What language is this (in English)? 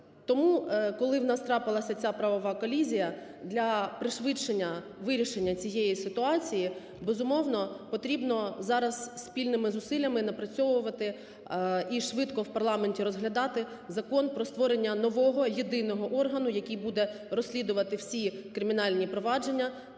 Ukrainian